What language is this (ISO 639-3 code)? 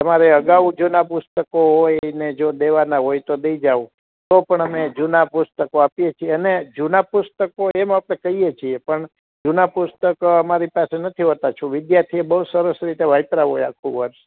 guj